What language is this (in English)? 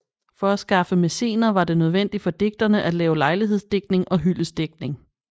Danish